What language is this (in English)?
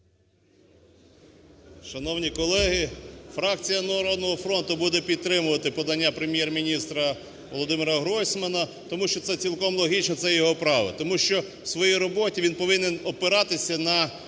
Ukrainian